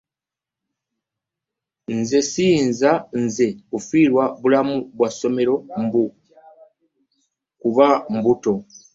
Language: Ganda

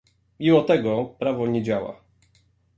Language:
Polish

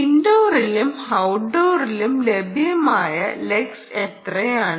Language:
Malayalam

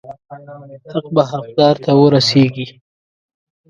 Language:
Pashto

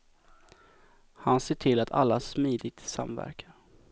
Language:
Swedish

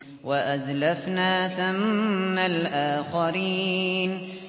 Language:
Arabic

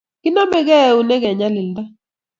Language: Kalenjin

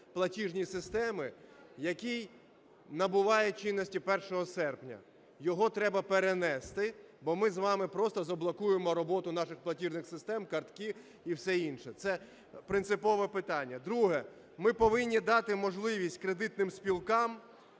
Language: Ukrainian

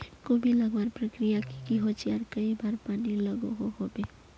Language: Magahi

